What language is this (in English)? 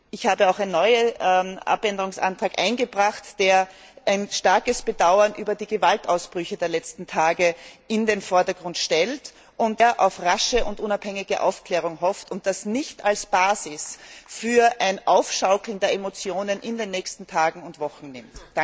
German